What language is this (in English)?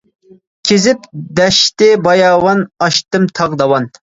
Uyghur